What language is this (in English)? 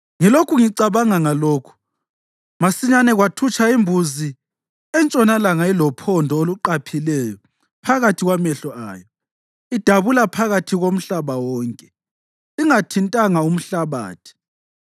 North Ndebele